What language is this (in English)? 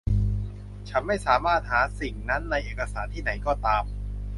Thai